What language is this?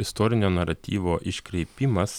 Lithuanian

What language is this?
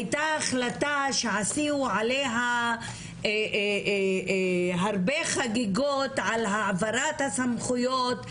Hebrew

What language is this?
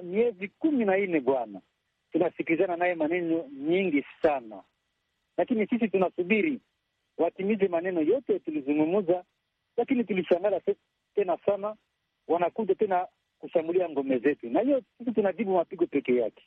Swahili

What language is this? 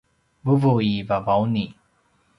Paiwan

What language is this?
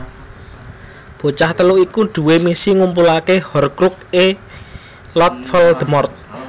Javanese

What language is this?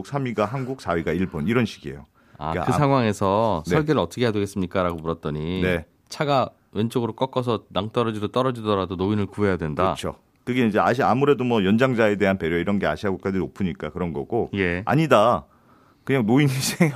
Korean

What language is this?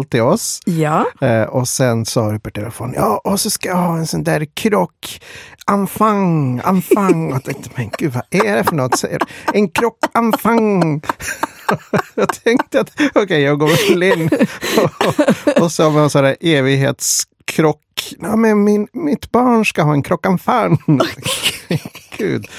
Swedish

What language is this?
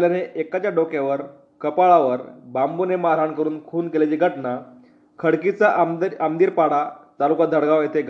Marathi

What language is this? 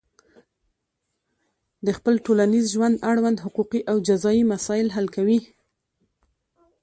Pashto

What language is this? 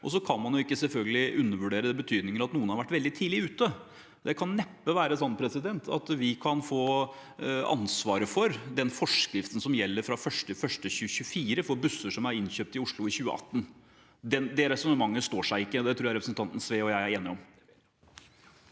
Norwegian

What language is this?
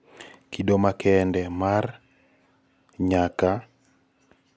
Luo (Kenya and Tanzania)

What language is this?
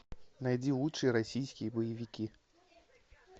Russian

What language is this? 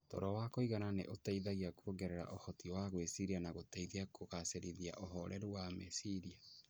Kikuyu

